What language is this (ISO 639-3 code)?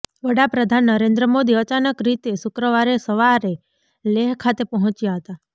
guj